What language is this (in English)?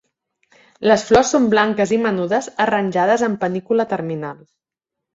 Catalan